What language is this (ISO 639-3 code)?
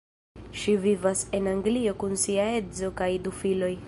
epo